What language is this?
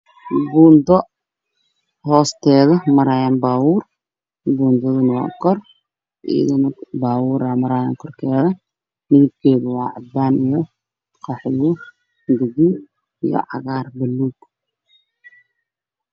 Somali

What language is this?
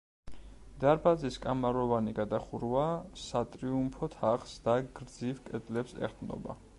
Georgian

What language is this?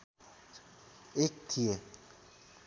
Nepali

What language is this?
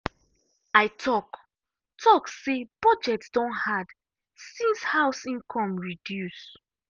Nigerian Pidgin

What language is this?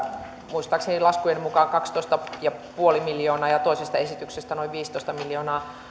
Finnish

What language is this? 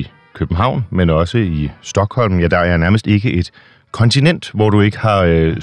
Danish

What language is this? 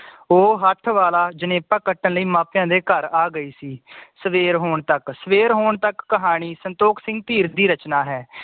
Punjabi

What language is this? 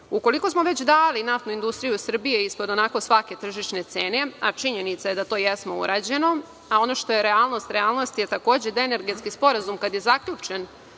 Serbian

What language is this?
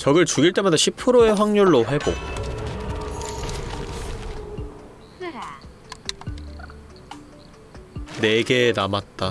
Korean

